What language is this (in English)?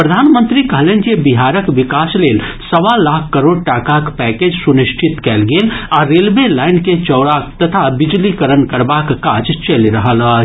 Maithili